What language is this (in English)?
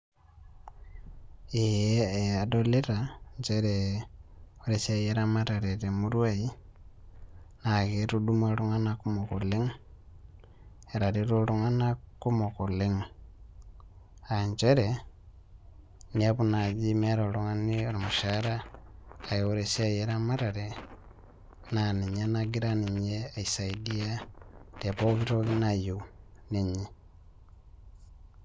Masai